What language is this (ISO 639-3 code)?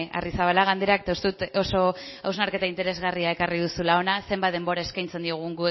eus